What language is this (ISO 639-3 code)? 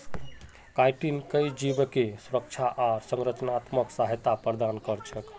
mag